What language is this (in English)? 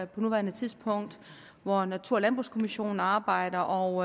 Danish